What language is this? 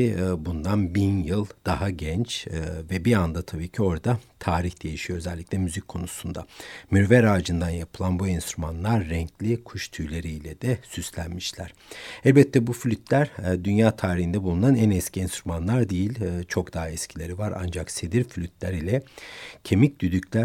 Turkish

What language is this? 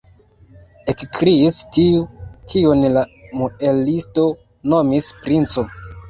Esperanto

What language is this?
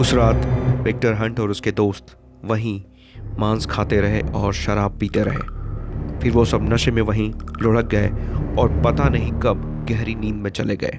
Hindi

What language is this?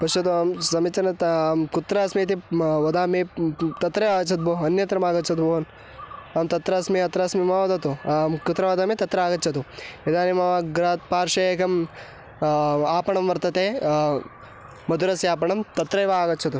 Sanskrit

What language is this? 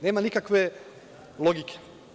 Serbian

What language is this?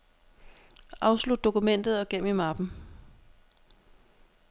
Danish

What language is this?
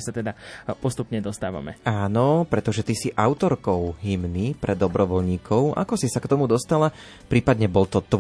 Slovak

